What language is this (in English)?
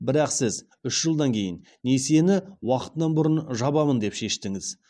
Kazakh